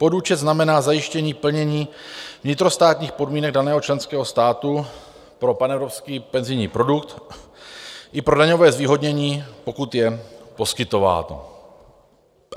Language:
Czech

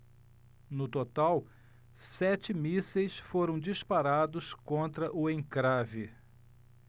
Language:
Portuguese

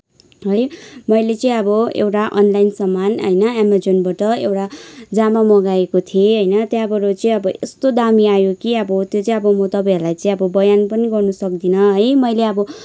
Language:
Nepali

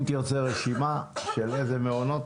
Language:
Hebrew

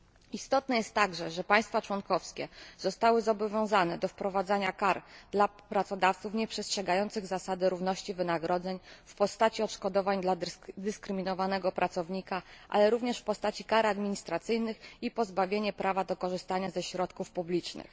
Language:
Polish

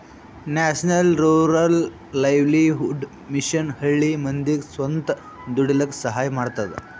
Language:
Kannada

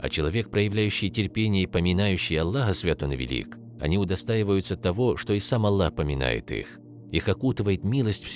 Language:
Russian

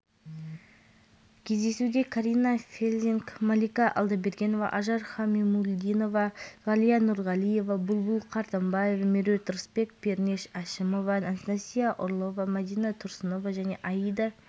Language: Kazakh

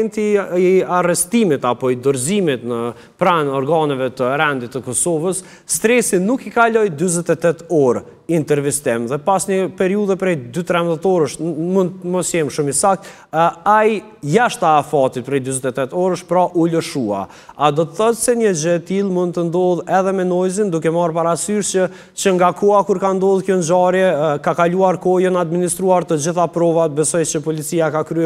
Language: Romanian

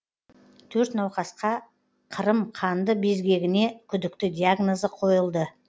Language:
Kazakh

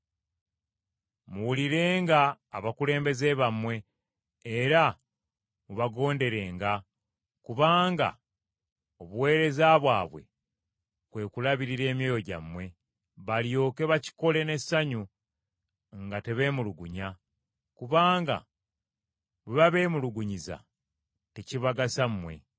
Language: Ganda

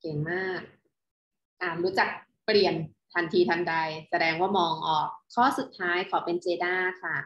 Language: Thai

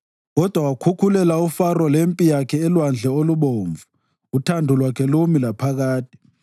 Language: North Ndebele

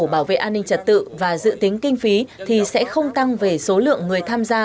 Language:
Vietnamese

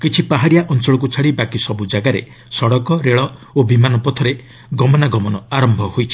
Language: Odia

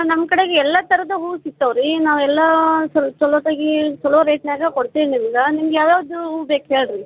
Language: Kannada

